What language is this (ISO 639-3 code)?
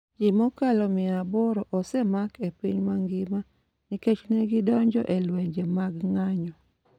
luo